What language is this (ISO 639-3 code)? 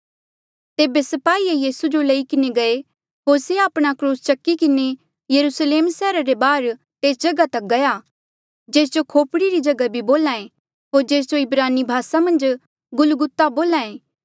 mjl